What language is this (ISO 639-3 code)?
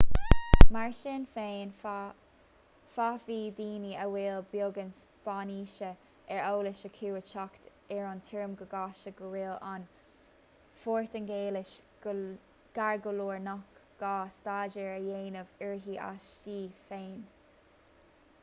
gle